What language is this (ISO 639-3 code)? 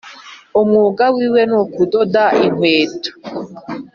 kin